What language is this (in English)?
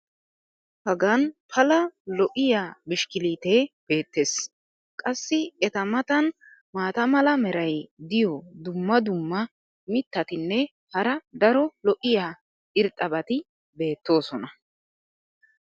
Wolaytta